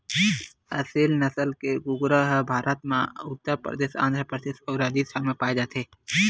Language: Chhattisgarhi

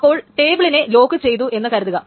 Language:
Malayalam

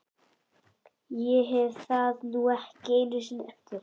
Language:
Icelandic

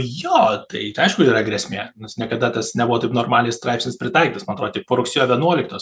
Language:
Lithuanian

